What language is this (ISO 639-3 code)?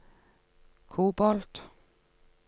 nor